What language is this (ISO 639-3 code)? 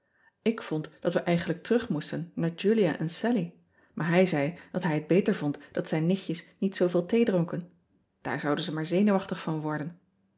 nld